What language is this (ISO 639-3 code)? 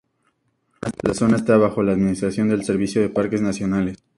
spa